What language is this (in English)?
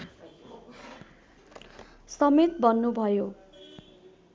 Nepali